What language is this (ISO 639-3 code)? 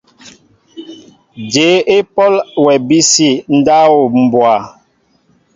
mbo